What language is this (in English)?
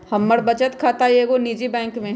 Magahi